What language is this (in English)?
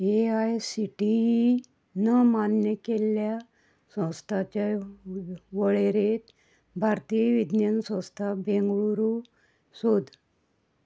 Konkani